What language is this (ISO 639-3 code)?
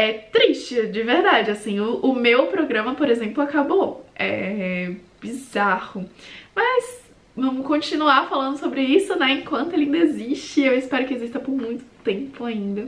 por